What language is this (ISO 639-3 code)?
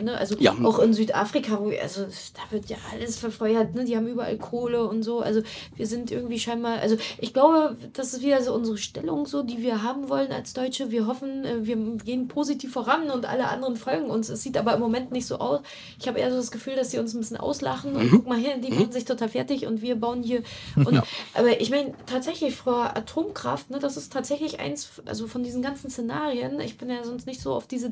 deu